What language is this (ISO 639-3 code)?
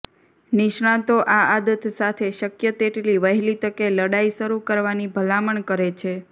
guj